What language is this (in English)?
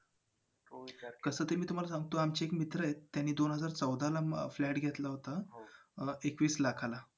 Marathi